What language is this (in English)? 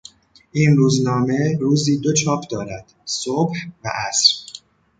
Persian